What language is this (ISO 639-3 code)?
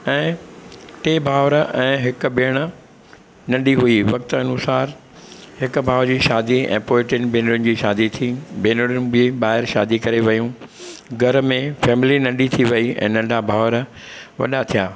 snd